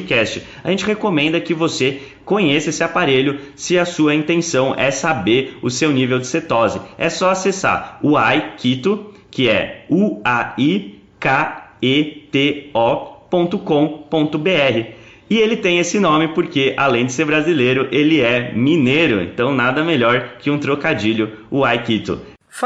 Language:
Portuguese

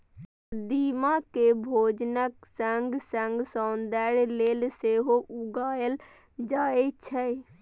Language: Maithili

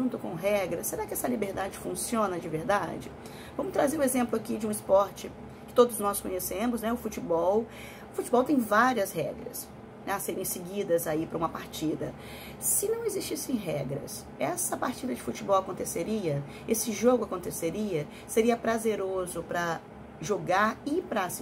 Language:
Portuguese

